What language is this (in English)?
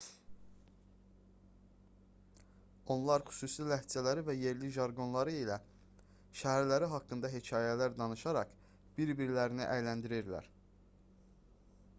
Azerbaijani